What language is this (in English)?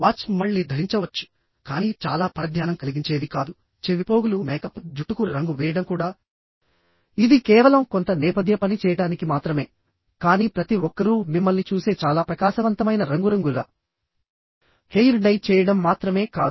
Telugu